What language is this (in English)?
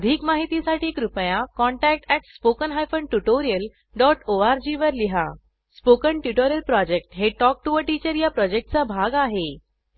Marathi